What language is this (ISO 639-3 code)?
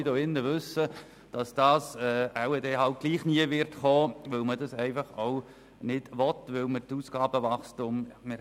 gsw